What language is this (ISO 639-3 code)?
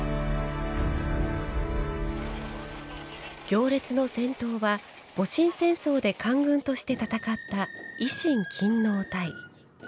jpn